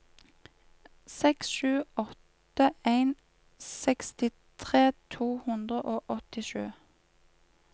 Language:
Norwegian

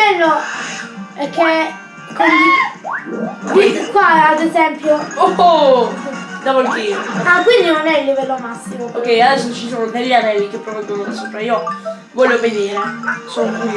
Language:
Italian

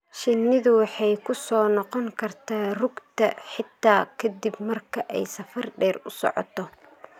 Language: Somali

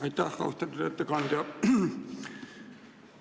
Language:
Estonian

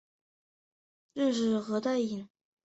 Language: Chinese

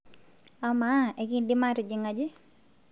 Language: Masai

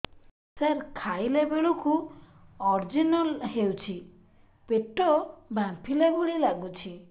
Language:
Odia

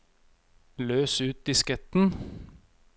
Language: Norwegian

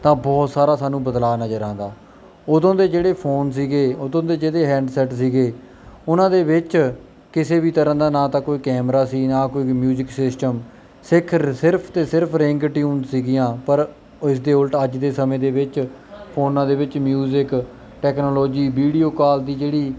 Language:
Punjabi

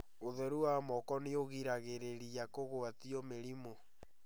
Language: Kikuyu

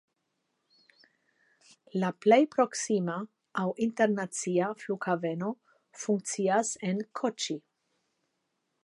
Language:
Esperanto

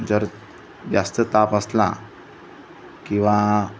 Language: Marathi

